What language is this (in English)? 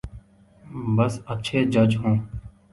Urdu